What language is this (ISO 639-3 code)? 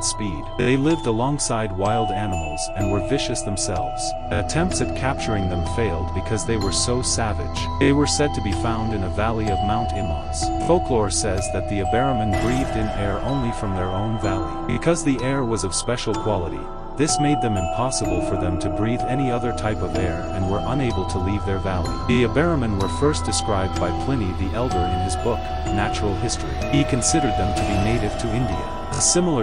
eng